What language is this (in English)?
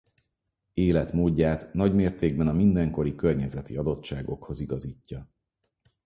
Hungarian